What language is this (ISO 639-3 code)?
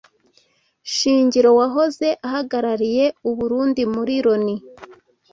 kin